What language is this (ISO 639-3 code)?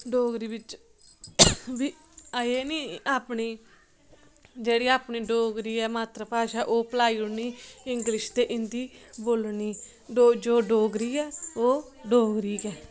doi